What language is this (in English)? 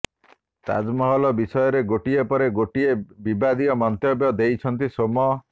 Odia